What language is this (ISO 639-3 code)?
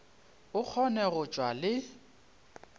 nso